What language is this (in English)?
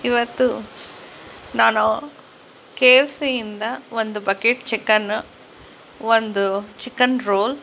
Kannada